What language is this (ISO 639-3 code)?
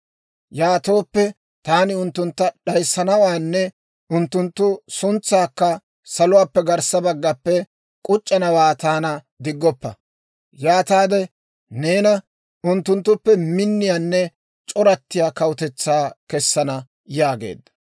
dwr